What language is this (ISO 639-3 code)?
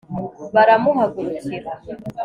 kin